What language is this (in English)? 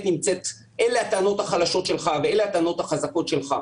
Hebrew